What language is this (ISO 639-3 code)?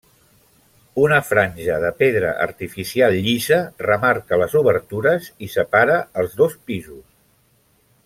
cat